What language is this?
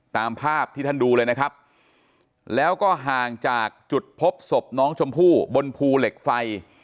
Thai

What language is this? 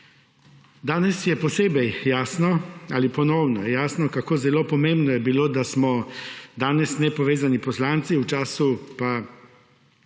Slovenian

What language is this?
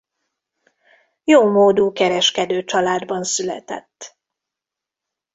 Hungarian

